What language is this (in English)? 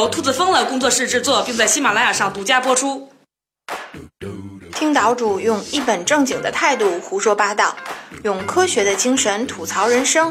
Chinese